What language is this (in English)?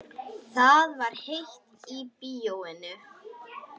Icelandic